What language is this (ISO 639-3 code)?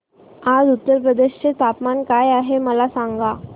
mar